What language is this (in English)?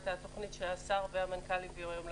Hebrew